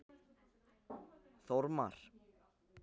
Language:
Icelandic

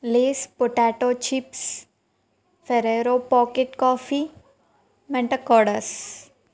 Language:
Telugu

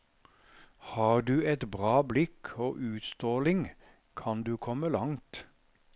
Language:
Norwegian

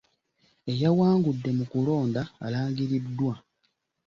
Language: Ganda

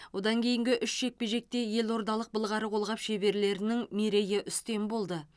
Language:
Kazakh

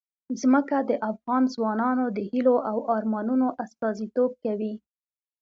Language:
Pashto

